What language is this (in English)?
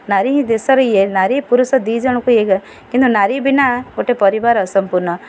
Odia